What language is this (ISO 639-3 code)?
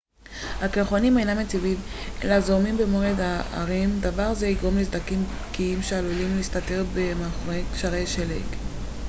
heb